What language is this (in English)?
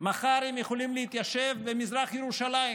Hebrew